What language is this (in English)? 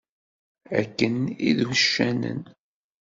Kabyle